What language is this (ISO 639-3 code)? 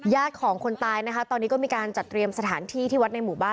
tha